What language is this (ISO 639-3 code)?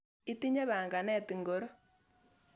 kln